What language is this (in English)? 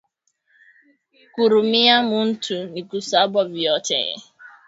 Swahili